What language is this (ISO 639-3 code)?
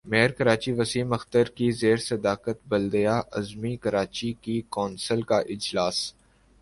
urd